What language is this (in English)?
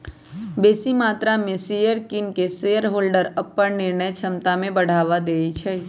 Magahi